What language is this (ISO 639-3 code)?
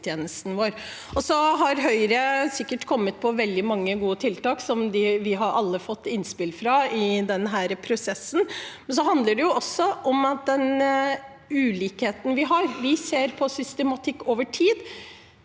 nor